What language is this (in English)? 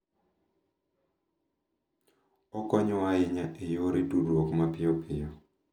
Luo (Kenya and Tanzania)